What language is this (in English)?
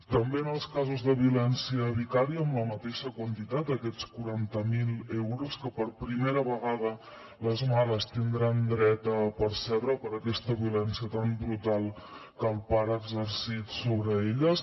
Catalan